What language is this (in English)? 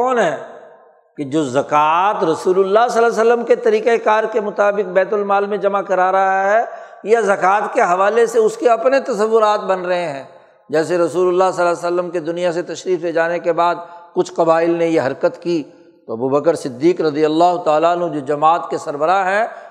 Urdu